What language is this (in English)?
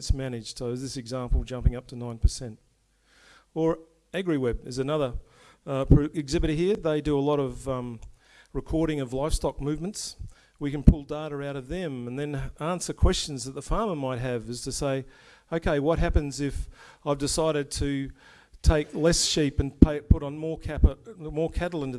English